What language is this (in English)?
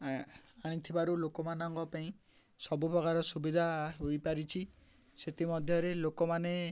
Odia